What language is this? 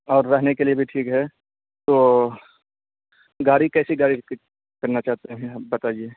Urdu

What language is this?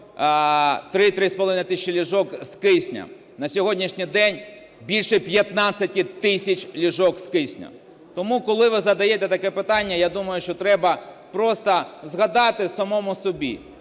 Ukrainian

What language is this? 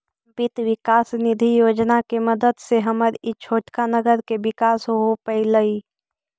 Magahi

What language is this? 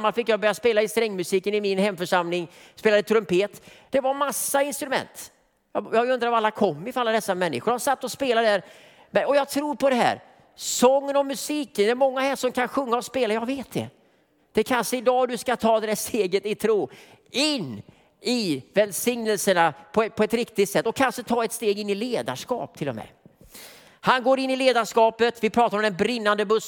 Swedish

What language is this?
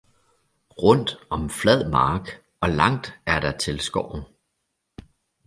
Danish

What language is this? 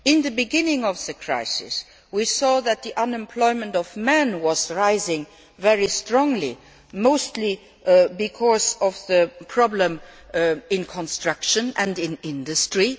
English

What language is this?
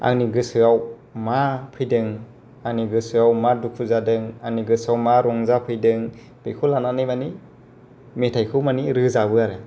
Bodo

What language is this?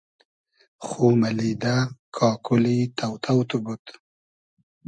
Hazaragi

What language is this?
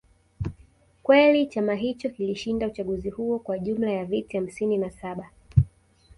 Swahili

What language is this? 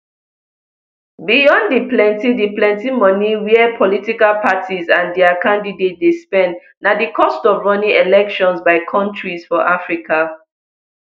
Nigerian Pidgin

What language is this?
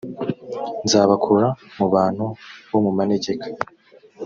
Kinyarwanda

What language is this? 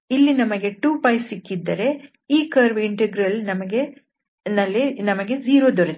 Kannada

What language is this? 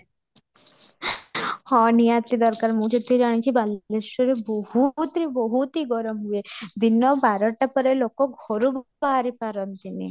Odia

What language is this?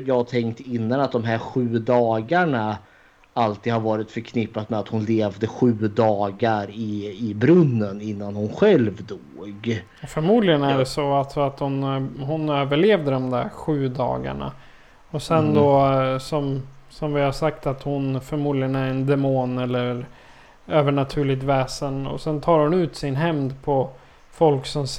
Swedish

